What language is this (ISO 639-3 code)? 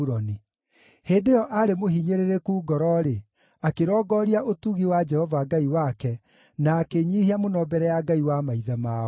kik